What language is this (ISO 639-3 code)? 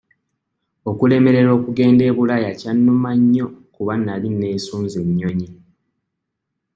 lug